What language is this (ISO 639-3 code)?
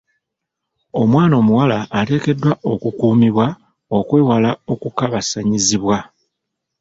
lug